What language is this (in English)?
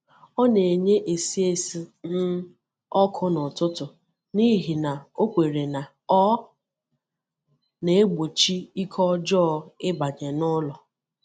Igbo